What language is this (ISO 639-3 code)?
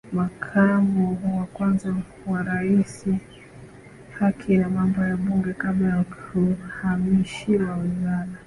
swa